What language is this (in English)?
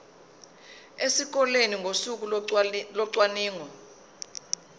Zulu